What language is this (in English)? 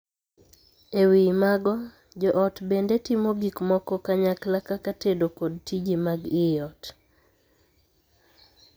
Luo (Kenya and Tanzania)